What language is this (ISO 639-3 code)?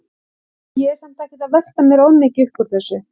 isl